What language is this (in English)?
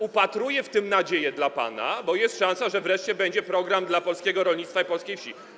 Polish